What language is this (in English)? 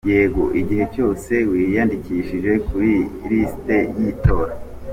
Kinyarwanda